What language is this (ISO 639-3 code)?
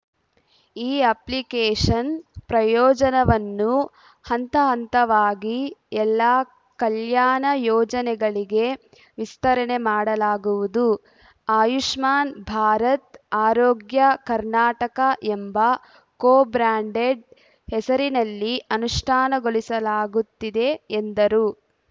kan